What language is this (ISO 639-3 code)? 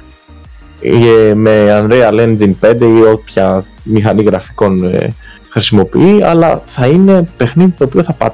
ell